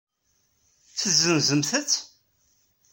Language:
Kabyle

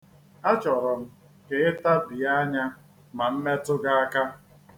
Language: Igbo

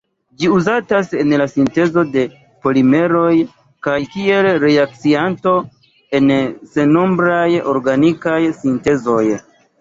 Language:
Esperanto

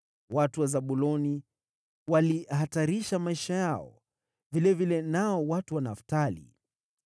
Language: Swahili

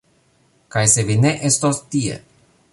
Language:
Esperanto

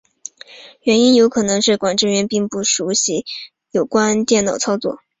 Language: Chinese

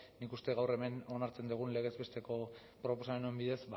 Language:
Basque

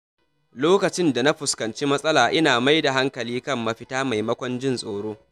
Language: Hausa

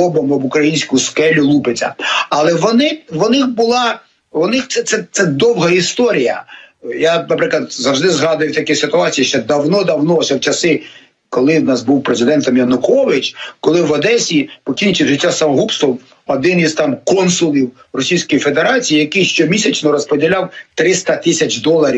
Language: Ukrainian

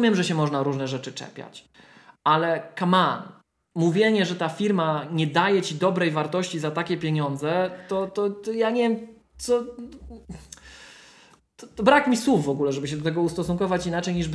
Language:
Polish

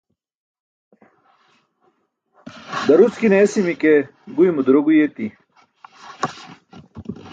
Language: Burushaski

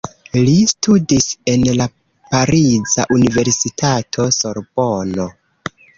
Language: Esperanto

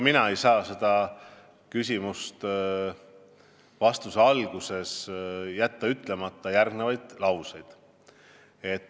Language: Estonian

